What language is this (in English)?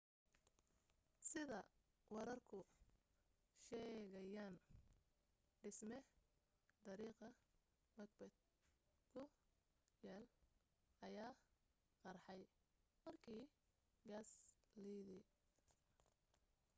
Somali